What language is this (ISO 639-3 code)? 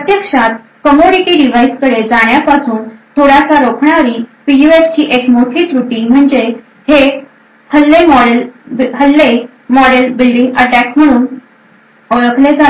mar